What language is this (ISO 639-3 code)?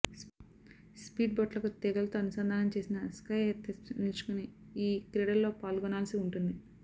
tel